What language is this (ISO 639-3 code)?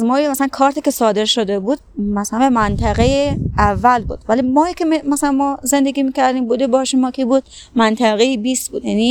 fas